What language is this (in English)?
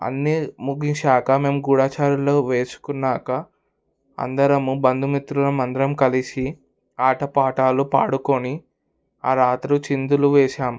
Telugu